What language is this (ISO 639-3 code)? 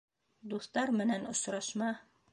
bak